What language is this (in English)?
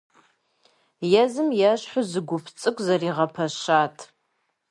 Kabardian